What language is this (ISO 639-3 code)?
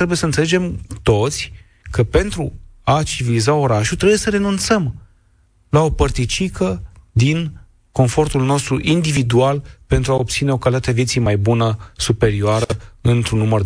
ron